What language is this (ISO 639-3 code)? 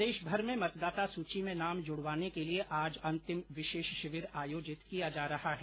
hin